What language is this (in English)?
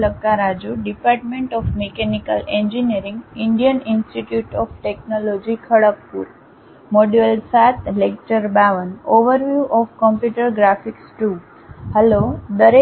Gujarati